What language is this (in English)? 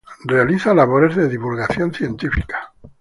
Spanish